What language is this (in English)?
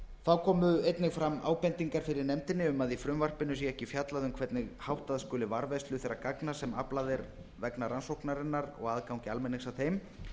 Icelandic